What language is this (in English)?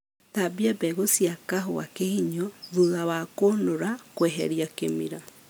Kikuyu